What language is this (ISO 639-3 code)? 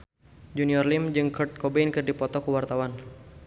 sun